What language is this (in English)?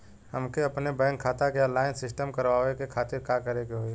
Bhojpuri